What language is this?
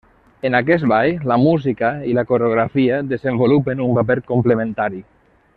Catalan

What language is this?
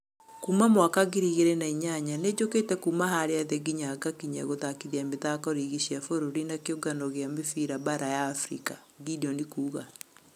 Kikuyu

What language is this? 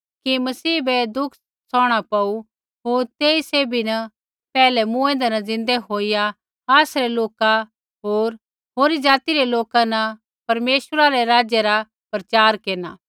Kullu Pahari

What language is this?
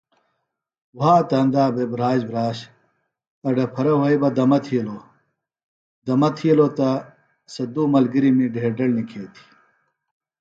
Phalura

